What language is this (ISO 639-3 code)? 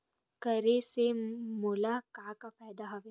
hne